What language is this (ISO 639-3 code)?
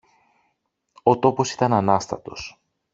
ell